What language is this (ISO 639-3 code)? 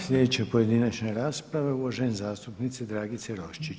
hrv